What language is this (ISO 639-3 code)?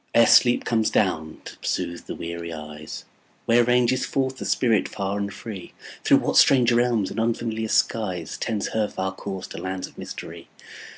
eng